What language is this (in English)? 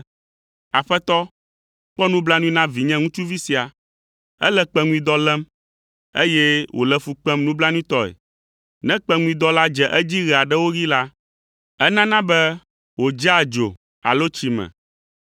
Ewe